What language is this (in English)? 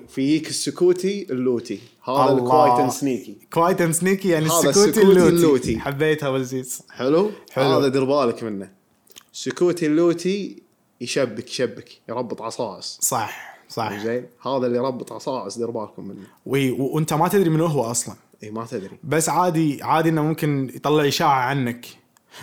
Arabic